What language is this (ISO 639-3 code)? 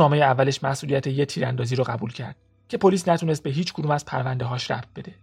fas